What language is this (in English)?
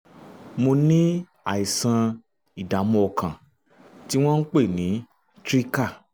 Yoruba